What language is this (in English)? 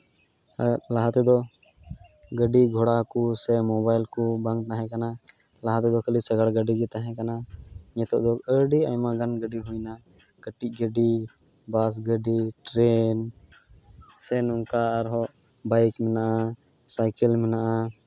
Santali